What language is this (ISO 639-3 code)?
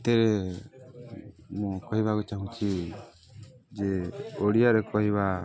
ori